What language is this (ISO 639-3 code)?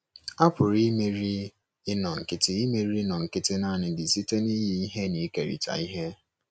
ibo